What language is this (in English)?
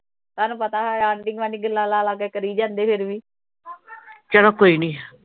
Punjabi